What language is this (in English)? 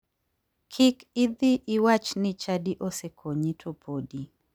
Luo (Kenya and Tanzania)